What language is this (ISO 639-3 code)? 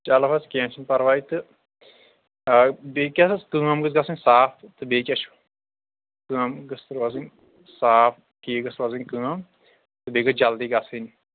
kas